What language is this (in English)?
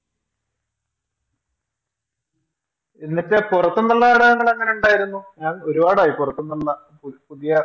Malayalam